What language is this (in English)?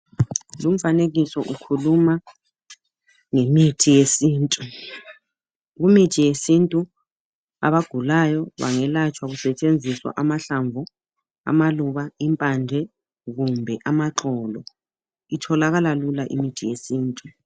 North Ndebele